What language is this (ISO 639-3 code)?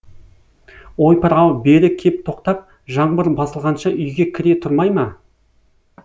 kaz